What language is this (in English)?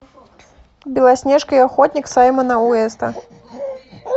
Russian